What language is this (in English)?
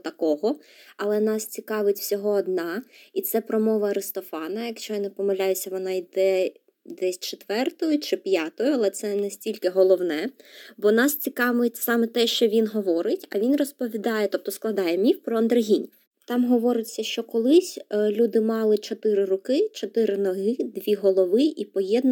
Ukrainian